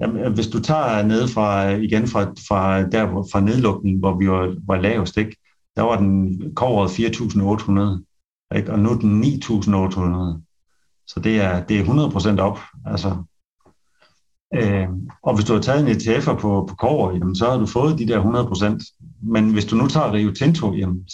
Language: Danish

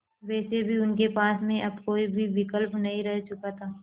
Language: Hindi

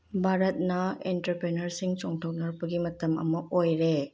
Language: Manipuri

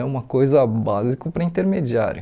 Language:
Portuguese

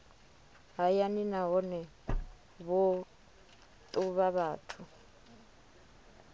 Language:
Venda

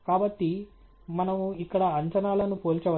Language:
Telugu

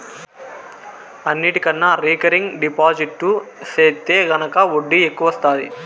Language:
Telugu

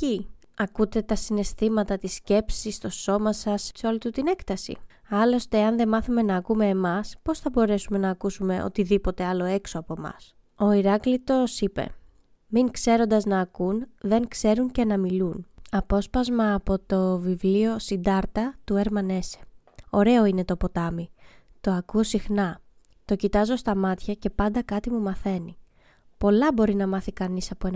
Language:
Greek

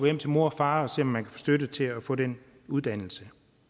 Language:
Danish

